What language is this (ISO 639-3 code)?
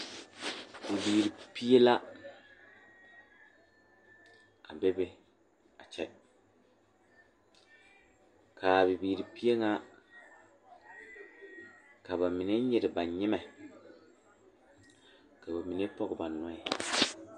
dga